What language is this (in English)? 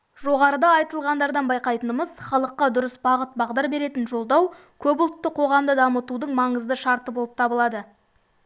Kazakh